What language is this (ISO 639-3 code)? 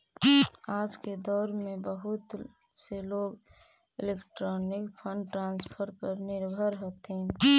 mag